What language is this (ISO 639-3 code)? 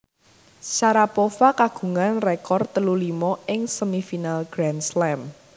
jav